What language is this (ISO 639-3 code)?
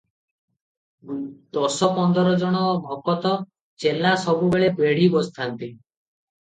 ori